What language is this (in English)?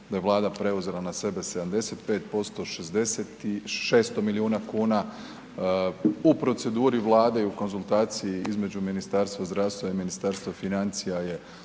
Croatian